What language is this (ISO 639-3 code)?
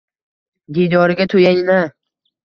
uzb